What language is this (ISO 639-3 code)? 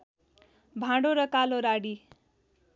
nep